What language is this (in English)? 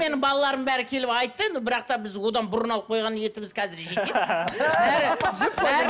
Kazakh